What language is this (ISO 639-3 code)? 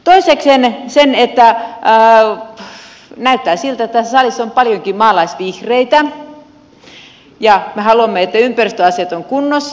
fin